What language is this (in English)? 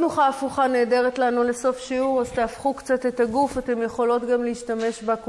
Hebrew